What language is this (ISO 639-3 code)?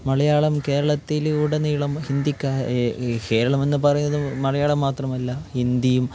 mal